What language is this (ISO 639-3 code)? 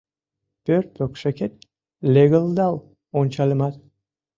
chm